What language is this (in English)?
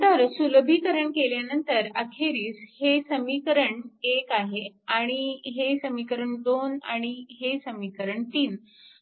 Marathi